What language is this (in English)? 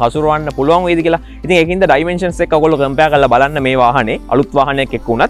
Thai